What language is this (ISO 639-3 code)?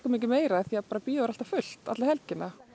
isl